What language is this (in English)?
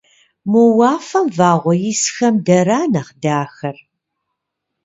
Kabardian